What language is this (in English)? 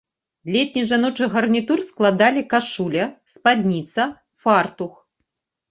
Belarusian